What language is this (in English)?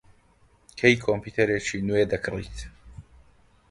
Central Kurdish